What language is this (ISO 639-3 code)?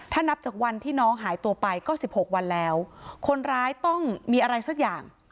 tha